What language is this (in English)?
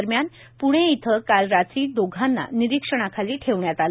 Marathi